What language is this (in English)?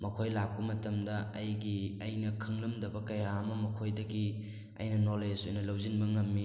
Manipuri